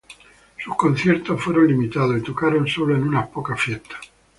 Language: Spanish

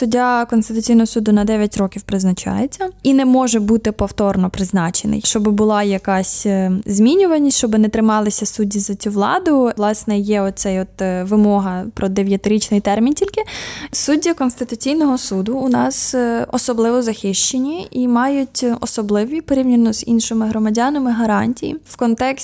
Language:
Ukrainian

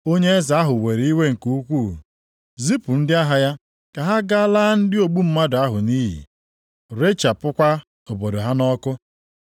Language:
Igbo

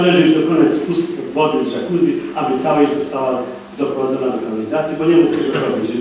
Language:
Polish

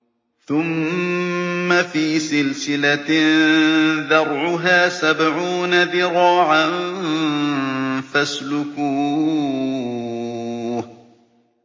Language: Arabic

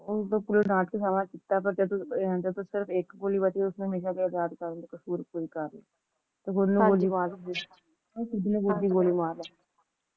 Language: Punjabi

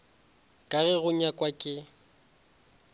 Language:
Northern Sotho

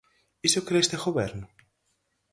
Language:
Galician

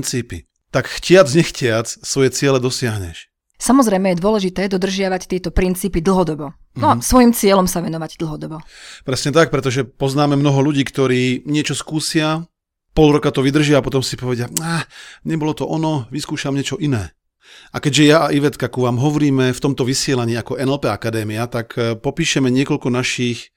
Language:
Slovak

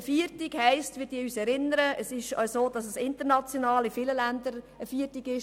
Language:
Swiss German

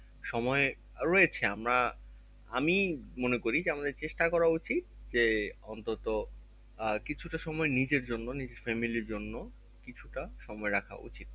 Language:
Bangla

